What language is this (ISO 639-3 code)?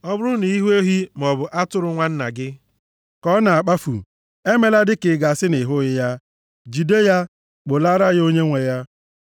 ibo